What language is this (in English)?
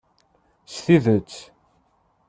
Kabyle